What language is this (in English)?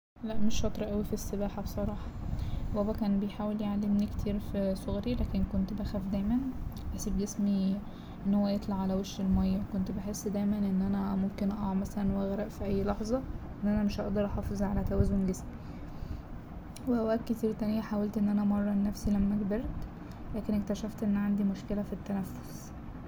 Egyptian Arabic